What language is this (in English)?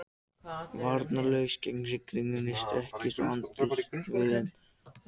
Icelandic